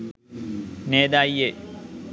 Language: Sinhala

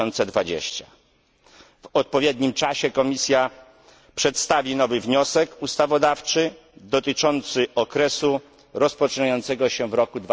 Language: Polish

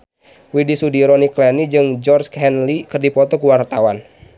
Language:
Sundanese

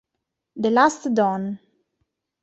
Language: Italian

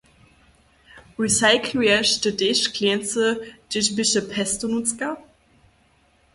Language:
Upper Sorbian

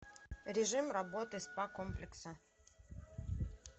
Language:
Russian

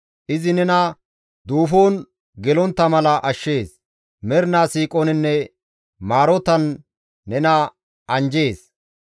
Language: Gamo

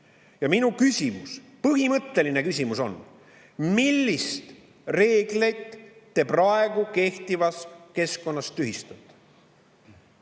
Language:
Estonian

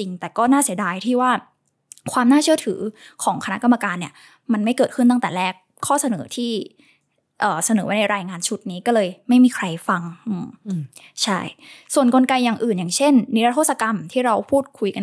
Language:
Thai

